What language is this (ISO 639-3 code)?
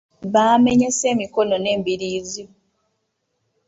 lug